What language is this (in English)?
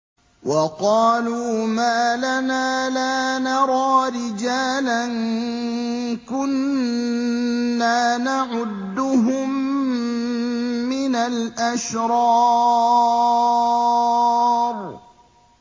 Arabic